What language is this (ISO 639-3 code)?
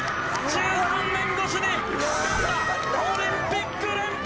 jpn